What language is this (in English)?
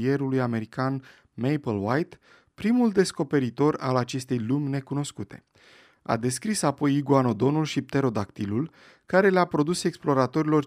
Romanian